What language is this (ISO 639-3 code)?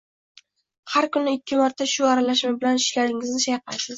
uzb